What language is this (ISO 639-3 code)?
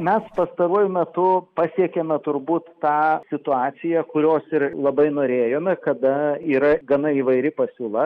lit